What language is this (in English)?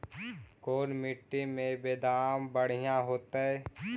Magahi